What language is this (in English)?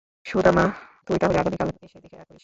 Bangla